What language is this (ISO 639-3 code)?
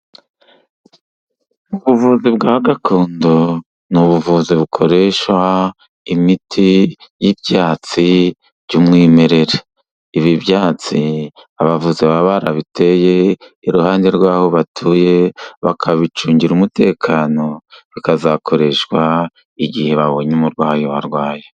kin